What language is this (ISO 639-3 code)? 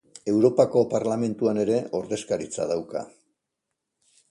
eus